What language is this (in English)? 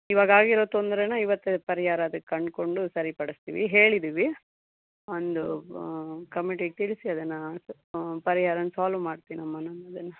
Kannada